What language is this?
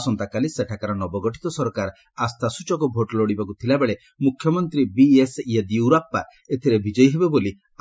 Odia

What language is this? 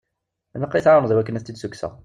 Kabyle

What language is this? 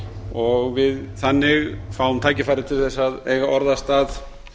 Icelandic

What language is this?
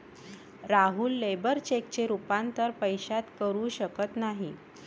Marathi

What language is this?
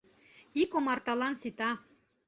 Mari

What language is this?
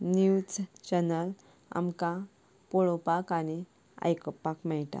Konkani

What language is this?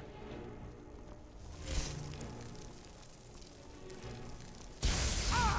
Turkish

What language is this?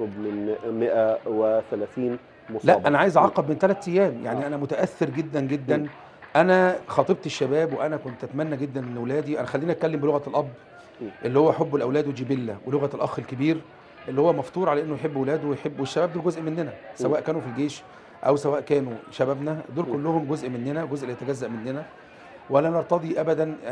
Arabic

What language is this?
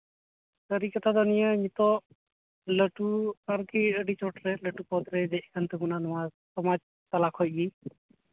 Santali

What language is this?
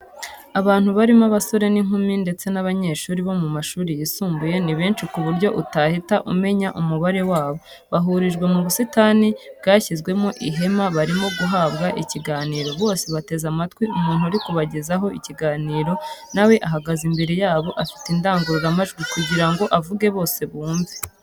Kinyarwanda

